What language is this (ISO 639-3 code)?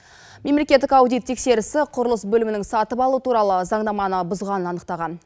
kaz